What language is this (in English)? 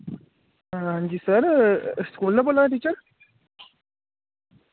Dogri